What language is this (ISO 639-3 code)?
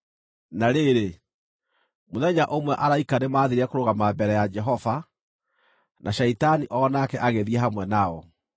kik